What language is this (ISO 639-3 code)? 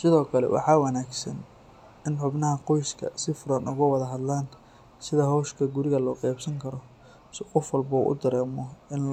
som